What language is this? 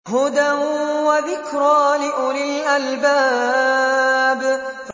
Arabic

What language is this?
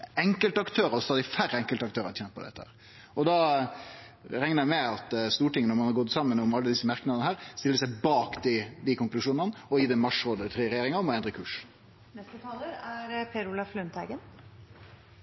Norwegian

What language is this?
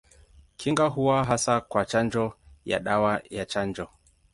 Swahili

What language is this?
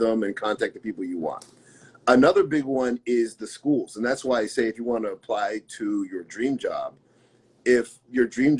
English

